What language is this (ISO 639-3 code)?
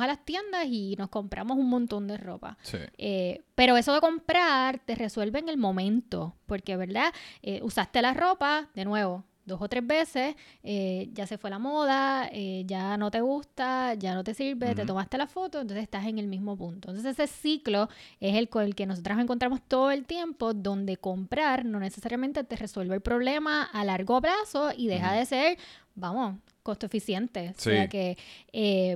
spa